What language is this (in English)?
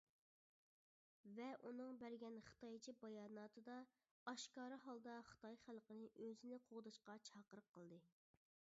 Uyghur